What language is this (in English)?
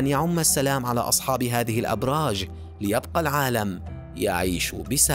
Arabic